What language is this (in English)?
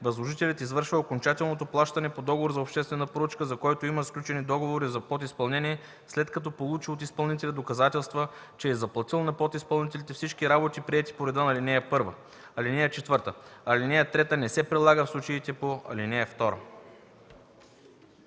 Bulgarian